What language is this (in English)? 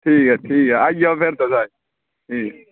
Dogri